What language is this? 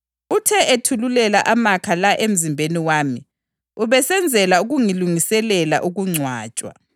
North Ndebele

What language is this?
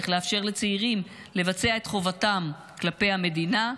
Hebrew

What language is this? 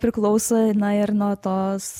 Lithuanian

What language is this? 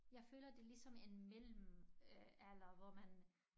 Danish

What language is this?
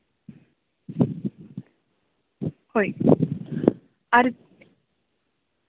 Santali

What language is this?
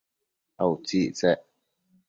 Matsés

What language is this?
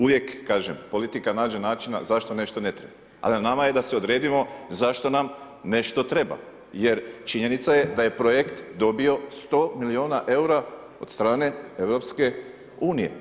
Croatian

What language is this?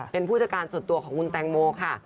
Thai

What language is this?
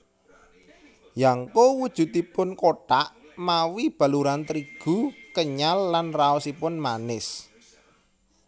Javanese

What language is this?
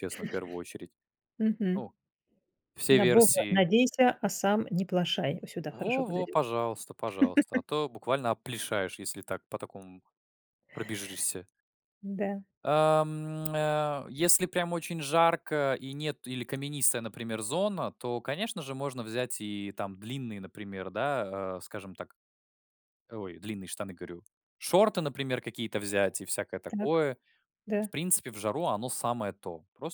Russian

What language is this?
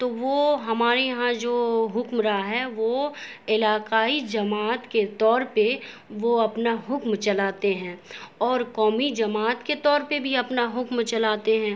Urdu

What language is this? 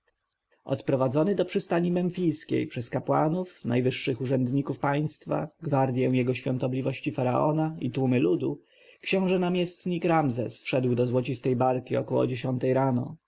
Polish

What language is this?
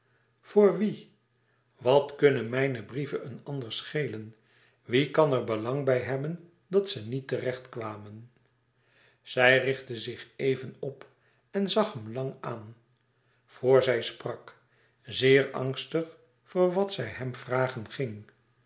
Dutch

